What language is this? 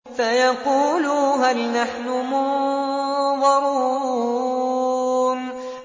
Arabic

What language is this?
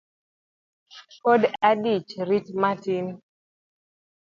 Luo (Kenya and Tanzania)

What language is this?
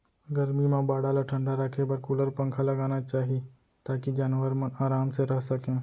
Chhattisgarhi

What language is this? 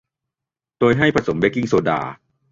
Thai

